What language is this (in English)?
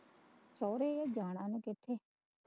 Punjabi